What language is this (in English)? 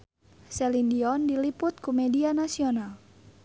Sundanese